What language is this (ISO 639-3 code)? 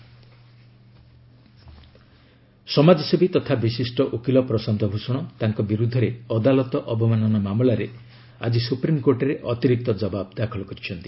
ori